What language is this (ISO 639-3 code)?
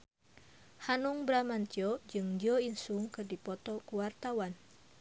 sun